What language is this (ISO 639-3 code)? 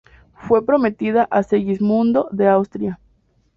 spa